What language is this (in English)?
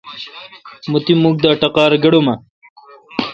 Kalkoti